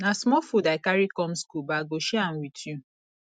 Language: Nigerian Pidgin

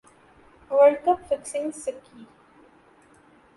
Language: Urdu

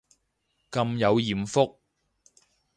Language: Cantonese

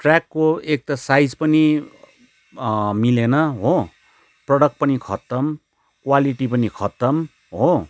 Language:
Nepali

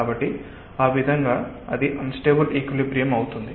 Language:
Telugu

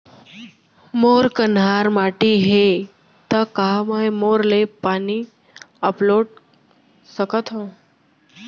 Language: Chhattisgarhi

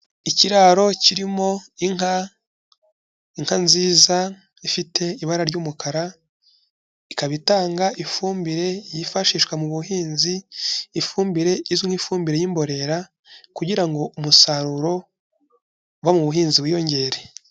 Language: Kinyarwanda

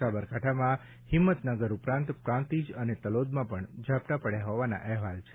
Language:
Gujarati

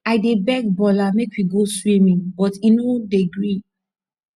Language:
Nigerian Pidgin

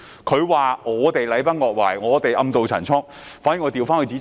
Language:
Cantonese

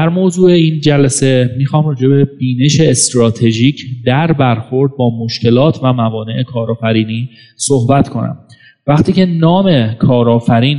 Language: Persian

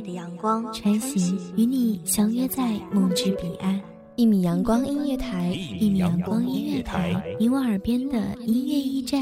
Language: Chinese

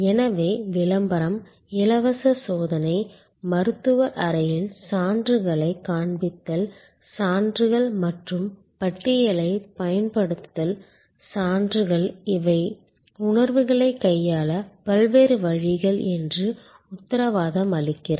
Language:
Tamil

